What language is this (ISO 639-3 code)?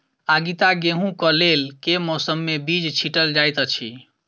mai